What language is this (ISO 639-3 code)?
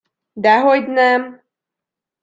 hun